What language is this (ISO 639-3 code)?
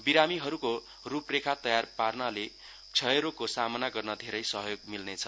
nep